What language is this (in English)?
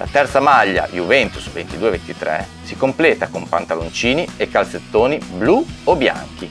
Italian